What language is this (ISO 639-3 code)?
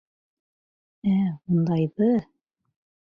bak